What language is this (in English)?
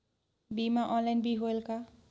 Chhattisgarhi